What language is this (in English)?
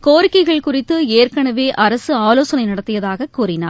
Tamil